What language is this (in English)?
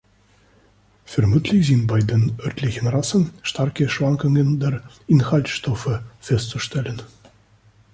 German